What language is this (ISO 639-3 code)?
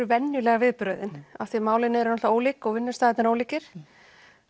isl